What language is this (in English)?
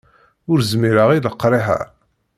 Kabyle